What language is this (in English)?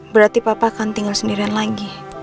Indonesian